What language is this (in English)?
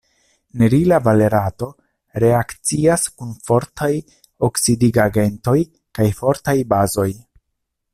Esperanto